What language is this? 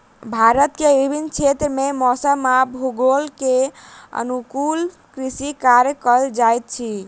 Maithili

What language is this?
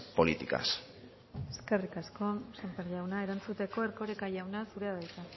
Basque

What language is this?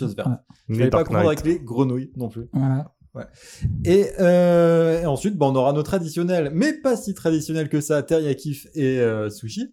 French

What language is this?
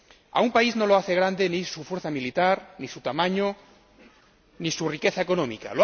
Spanish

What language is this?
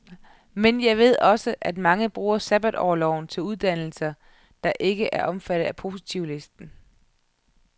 Danish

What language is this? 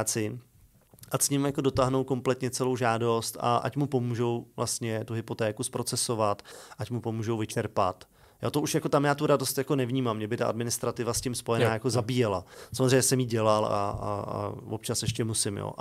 Czech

